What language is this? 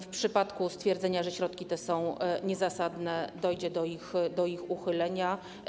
Polish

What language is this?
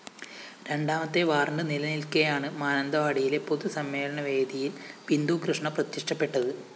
Malayalam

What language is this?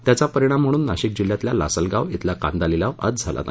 Marathi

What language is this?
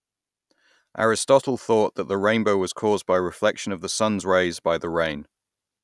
English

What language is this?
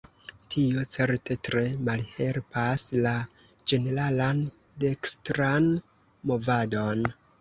Esperanto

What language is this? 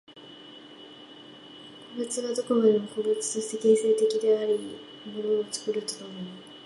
Japanese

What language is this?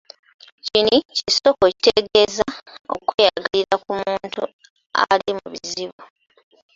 Ganda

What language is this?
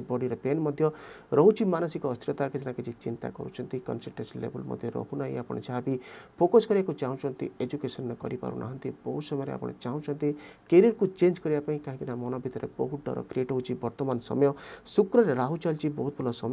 Hindi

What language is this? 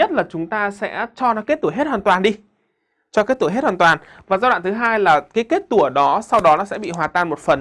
Vietnamese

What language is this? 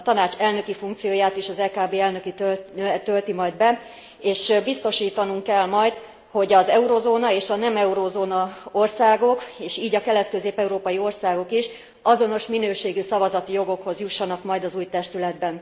Hungarian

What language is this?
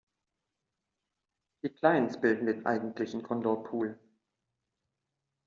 German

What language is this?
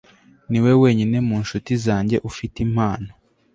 Kinyarwanda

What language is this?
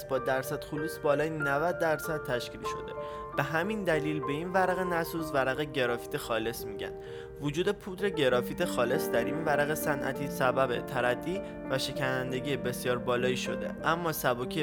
Persian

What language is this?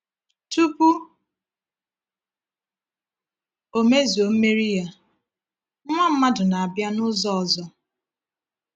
Igbo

